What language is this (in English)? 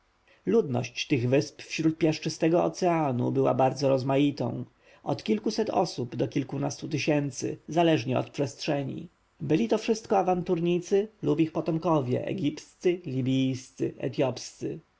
Polish